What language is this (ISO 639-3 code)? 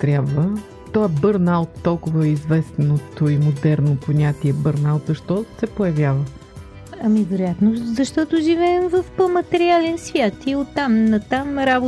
bul